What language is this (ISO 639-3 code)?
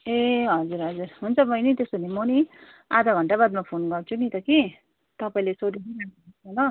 nep